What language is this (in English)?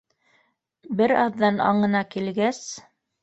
Bashkir